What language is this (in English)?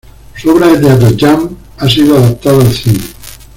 Spanish